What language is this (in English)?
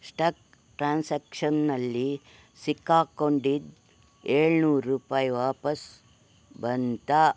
Kannada